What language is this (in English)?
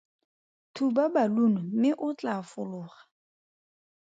Tswana